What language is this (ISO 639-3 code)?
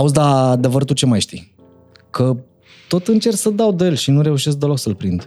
ron